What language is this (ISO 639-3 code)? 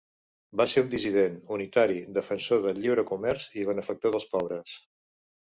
cat